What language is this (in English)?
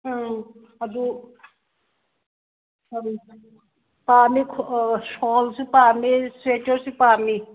Manipuri